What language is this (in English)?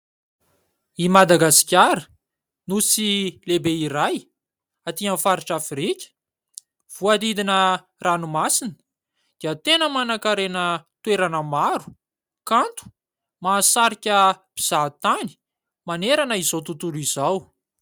Malagasy